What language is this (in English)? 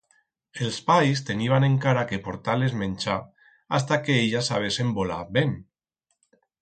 Aragonese